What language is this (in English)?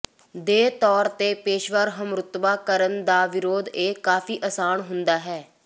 Punjabi